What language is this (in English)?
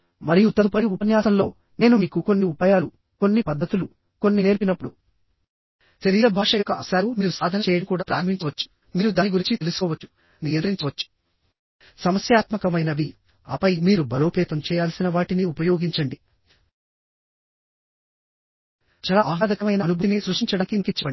Telugu